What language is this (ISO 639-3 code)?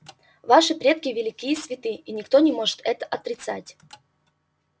rus